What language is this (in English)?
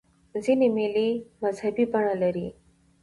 Pashto